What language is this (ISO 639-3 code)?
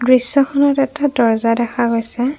asm